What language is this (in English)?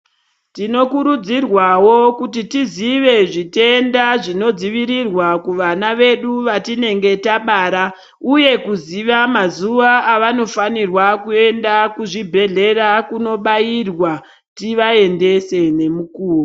Ndau